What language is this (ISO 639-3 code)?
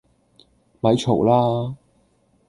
yue